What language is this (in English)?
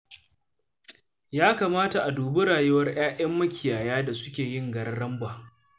Hausa